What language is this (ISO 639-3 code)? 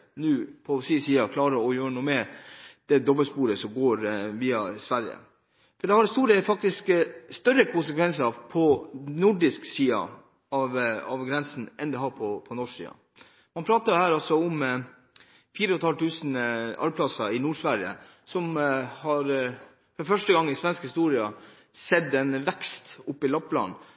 nob